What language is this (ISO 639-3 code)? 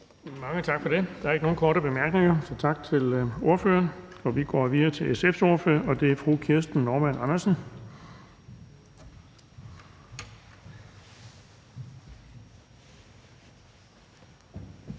dan